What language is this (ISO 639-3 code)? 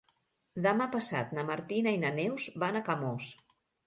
cat